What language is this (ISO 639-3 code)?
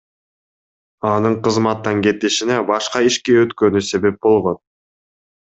kir